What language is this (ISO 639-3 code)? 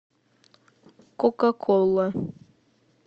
rus